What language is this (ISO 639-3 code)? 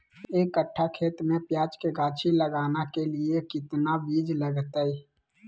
mag